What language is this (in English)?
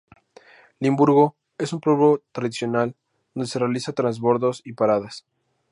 Spanish